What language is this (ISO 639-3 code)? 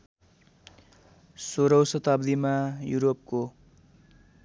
nep